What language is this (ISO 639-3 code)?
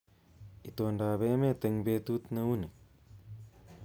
kln